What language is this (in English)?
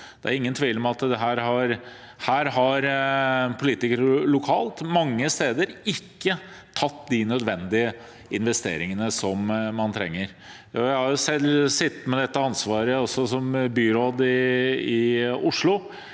Norwegian